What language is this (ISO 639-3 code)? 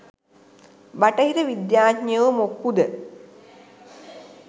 sin